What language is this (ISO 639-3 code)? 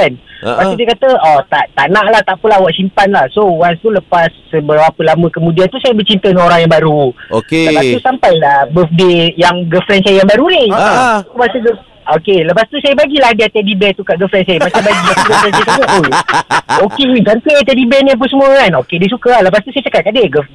msa